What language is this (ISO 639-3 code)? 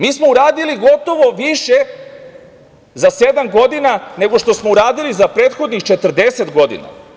srp